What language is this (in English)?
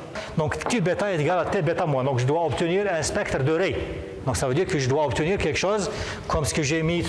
French